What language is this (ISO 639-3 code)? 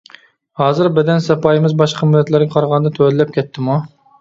uig